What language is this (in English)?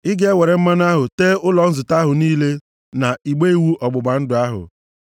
Igbo